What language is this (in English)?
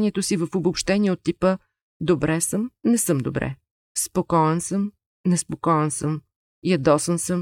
Bulgarian